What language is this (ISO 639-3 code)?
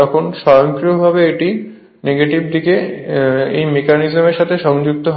ben